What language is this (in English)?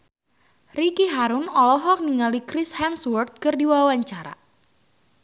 Sundanese